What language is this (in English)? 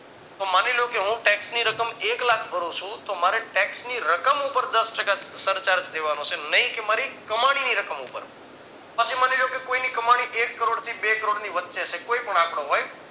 Gujarati